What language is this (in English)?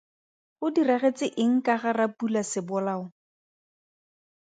Tswana